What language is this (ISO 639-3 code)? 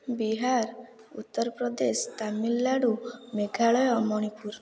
ori